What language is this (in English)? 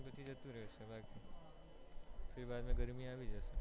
Gujarati